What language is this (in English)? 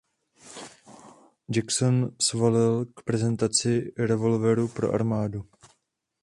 Czech